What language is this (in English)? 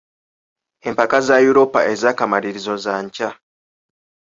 Ganda